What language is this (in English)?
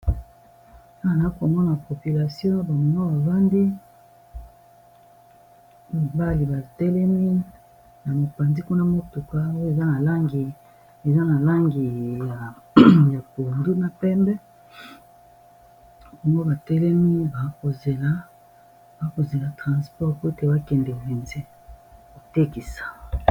Lingala